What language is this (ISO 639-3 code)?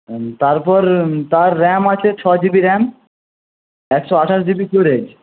ben